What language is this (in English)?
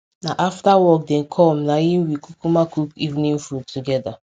Nigerian Pidgin